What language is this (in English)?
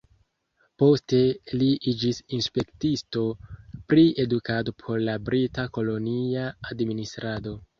Esperanto